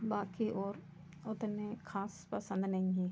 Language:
Hindi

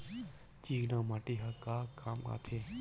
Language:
Chhattisgarhi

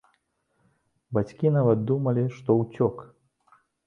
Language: Belarusian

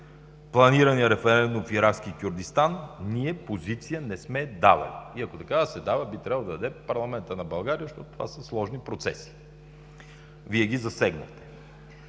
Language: Bulgarian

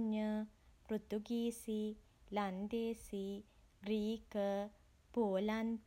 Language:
Sinhala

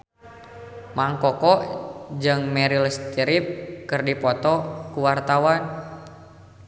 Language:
Sundanese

